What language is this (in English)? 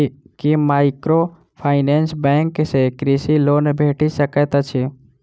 Maithili